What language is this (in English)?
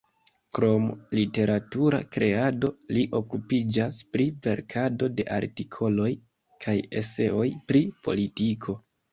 Esperanto